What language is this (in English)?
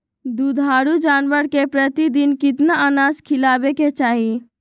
Magahi